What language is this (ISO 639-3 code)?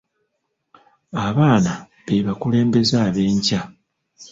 lug